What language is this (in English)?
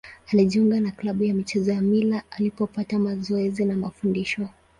Swahili